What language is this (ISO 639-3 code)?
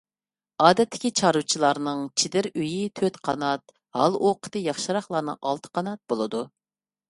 uig